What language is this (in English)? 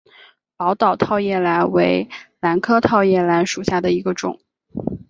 Chinese